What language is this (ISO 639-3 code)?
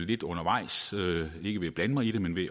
dan